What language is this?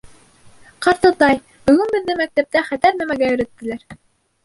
Bashkir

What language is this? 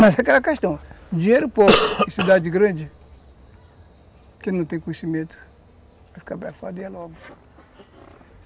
Portuguese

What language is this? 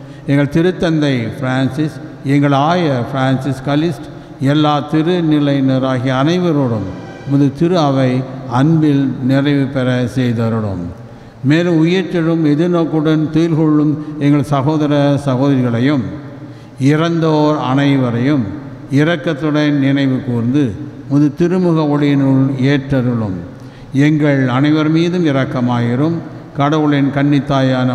Tamil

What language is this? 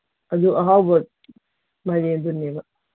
Manipuri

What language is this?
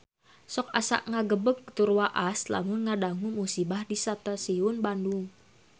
Sundanese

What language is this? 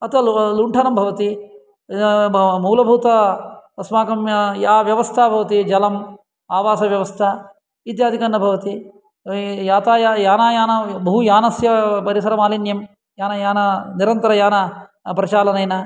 Sanskrit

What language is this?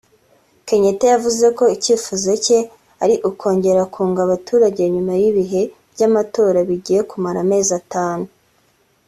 Kinyarwanda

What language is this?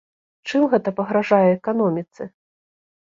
Belarusian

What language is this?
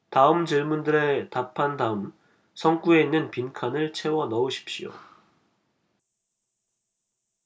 Korean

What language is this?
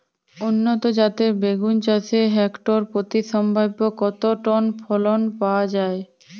Bangla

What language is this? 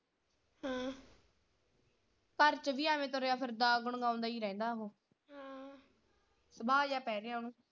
Punjabi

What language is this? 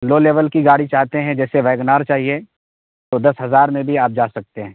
Urdu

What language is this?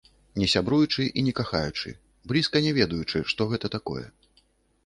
Belarusian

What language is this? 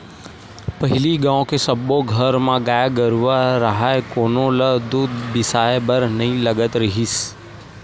Chhattisgarhi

